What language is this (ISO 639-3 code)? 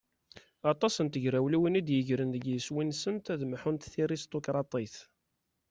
kab